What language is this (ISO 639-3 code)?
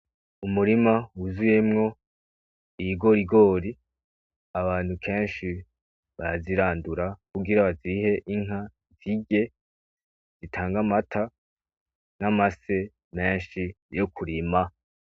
run